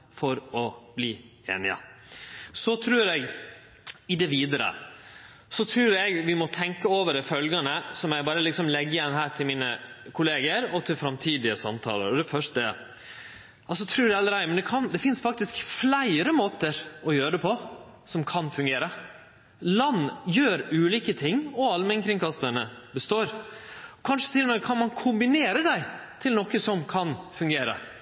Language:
Norwegian Nynorsk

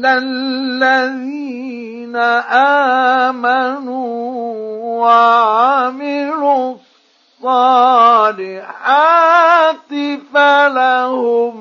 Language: Arabic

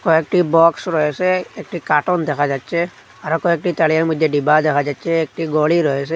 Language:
Bangla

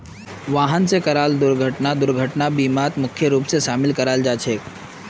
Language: Magahi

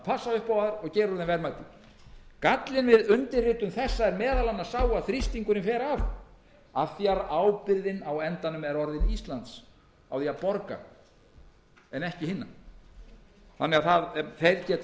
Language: Icelandic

